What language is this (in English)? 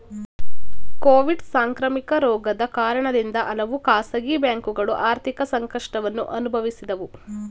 Kannada